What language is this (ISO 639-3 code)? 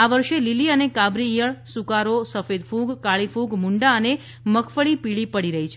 guj